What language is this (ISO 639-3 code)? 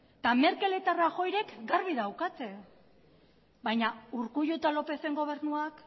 eus